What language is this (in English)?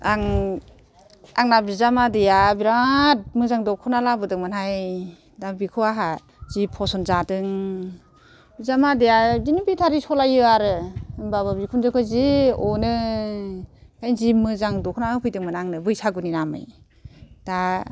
Bodo